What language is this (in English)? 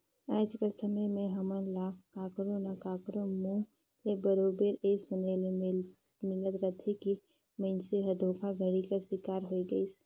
Chhattisgarhi